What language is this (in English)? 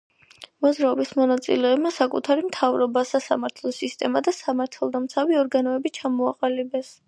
Georgian